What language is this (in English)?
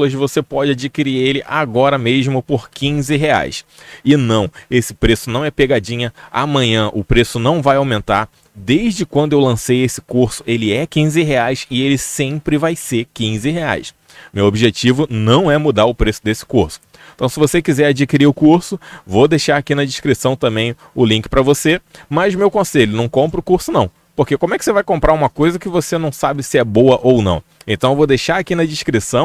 Portuguese